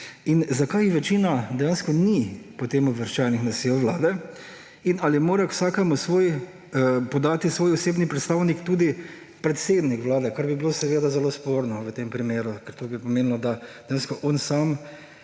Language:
Slovenian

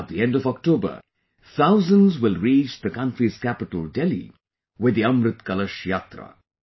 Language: English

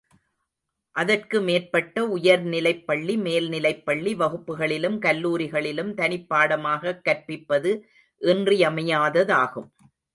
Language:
Tamil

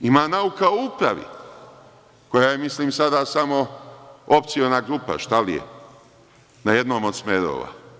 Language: Serbian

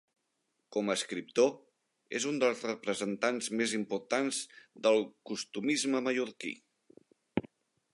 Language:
Catalan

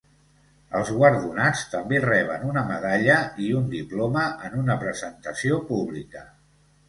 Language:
Catalan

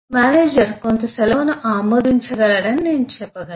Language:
Telugu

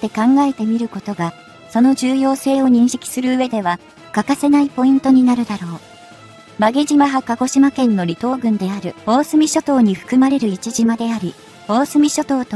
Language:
Japanese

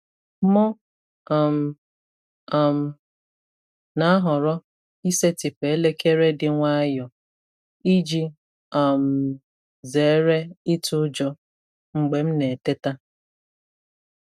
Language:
Igbo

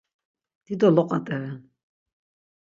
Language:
Laz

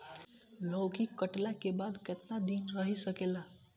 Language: Bhojpuri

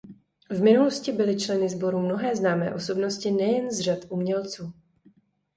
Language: Czech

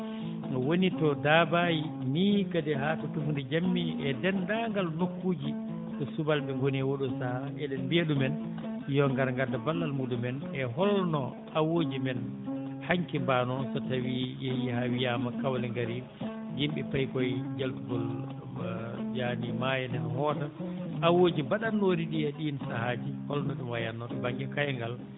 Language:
Fula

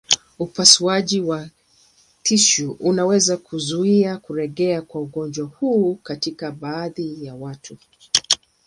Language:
Swahili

